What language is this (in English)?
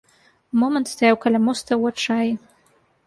Belarusian